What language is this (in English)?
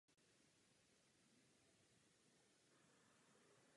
Czech